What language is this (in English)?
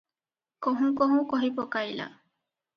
Odia